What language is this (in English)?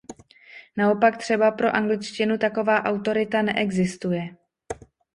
Czech